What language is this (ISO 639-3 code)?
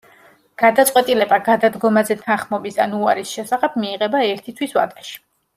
kat